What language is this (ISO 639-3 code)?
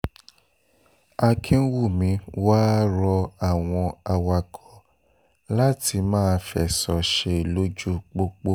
yor